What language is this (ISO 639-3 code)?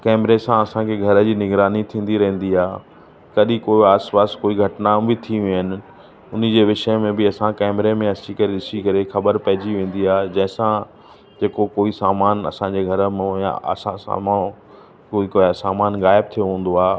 snd